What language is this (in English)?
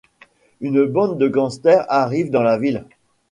French